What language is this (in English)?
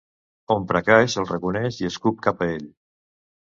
Catalan